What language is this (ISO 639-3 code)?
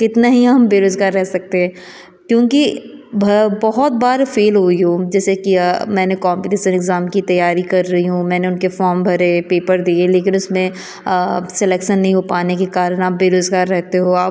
hin